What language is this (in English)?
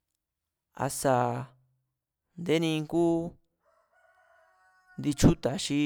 Mazatlán Mazatec